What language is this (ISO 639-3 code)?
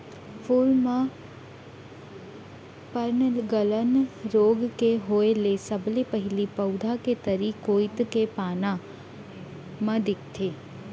hne